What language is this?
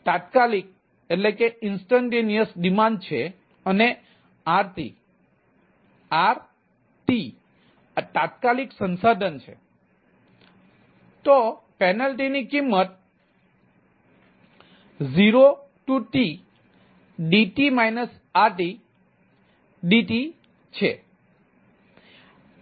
Gujarati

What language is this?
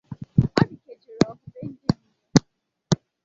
Igbo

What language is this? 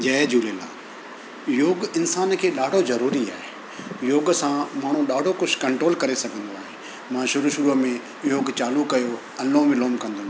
Sindhi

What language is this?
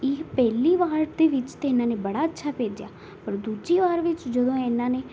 Punjabi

